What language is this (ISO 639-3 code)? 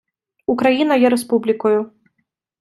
ukr